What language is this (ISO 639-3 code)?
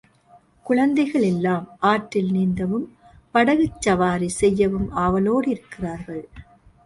tam